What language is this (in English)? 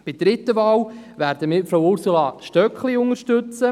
Swiss German